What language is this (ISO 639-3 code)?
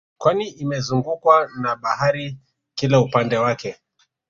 swa